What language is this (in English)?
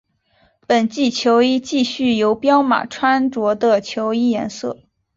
Chinese